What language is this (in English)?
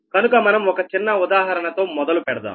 Telugu